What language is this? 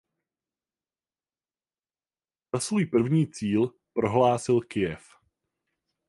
Czech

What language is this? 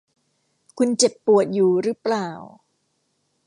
Thai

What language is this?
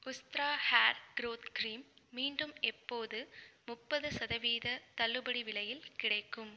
Tamil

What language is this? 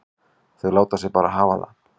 Icelandic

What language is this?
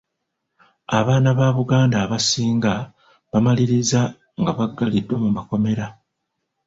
Ganda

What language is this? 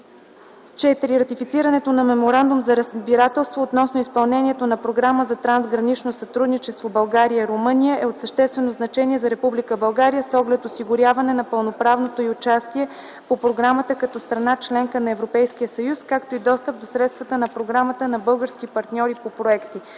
Bulgarian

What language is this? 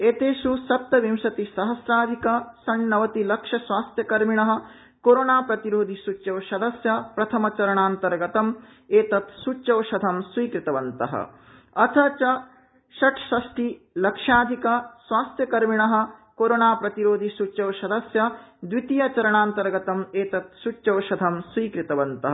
Sanskrit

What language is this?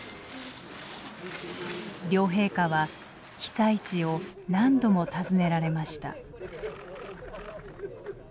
Japanese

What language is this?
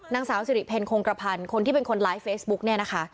Thai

